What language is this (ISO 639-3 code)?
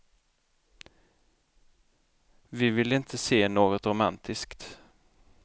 swe